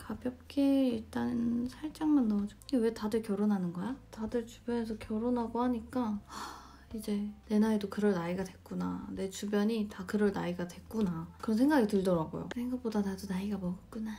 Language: Korean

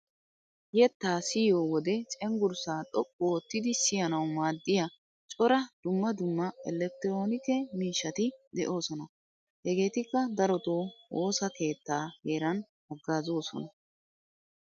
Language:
Wolaytta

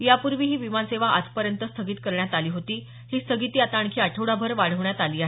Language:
Marathi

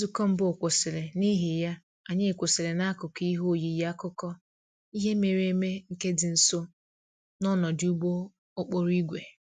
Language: Igbo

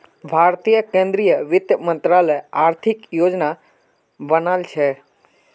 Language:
Magahi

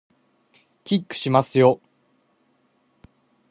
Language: Japanese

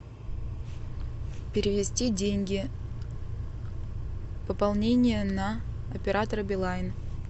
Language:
Russian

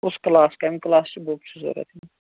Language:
Kashmiri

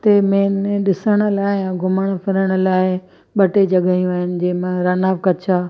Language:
Sindhi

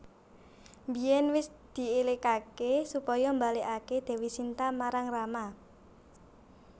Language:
Javanese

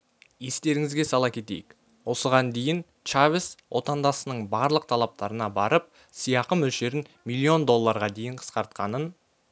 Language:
Kazakh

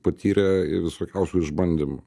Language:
Lithuanian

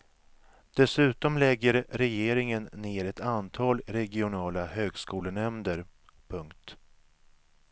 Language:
Swedish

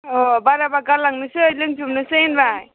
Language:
Bodo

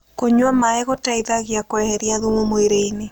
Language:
Kikuyu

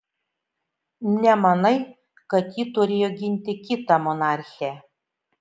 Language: Lithuanian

